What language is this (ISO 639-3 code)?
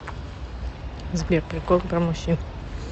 rus